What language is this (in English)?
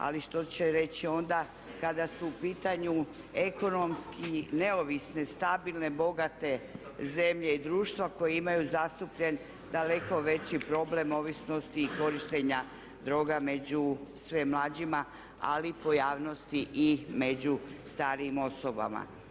Croatian